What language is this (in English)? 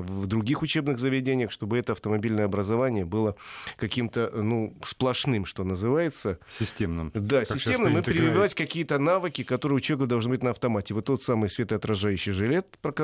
Russian